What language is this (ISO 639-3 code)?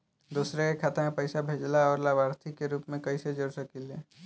bho